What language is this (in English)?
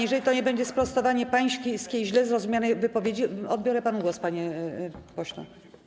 Polish